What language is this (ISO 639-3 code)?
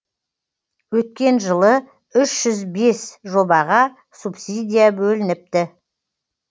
kaz